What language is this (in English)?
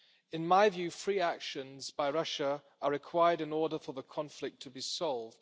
English